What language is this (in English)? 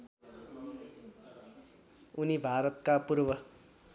Nepali